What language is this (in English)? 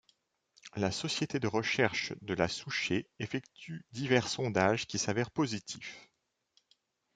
French